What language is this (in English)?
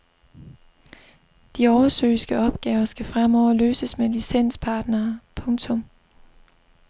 Danish